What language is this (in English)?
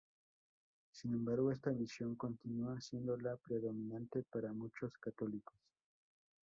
Spanish